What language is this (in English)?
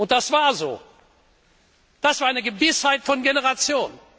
German